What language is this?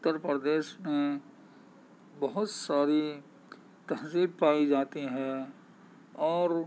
Urdu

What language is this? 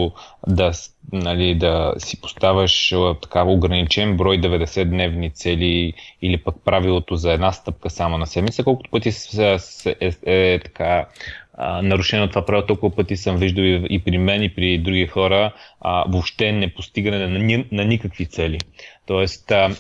Bulgarian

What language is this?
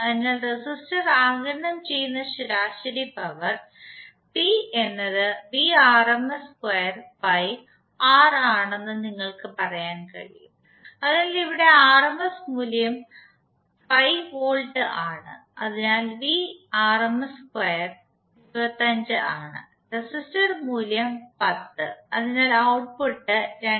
Malayalam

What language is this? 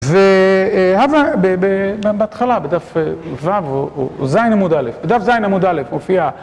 Hebrew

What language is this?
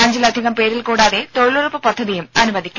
Malayalam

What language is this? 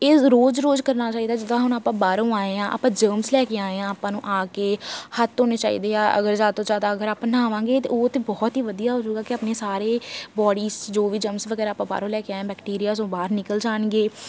Punjabi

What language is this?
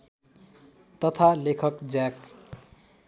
Nepali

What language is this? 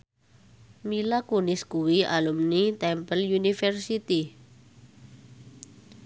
Javanese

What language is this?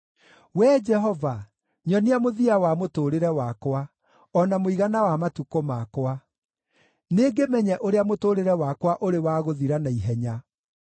Kikuyu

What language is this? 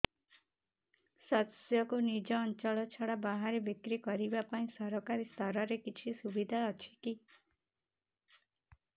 Odia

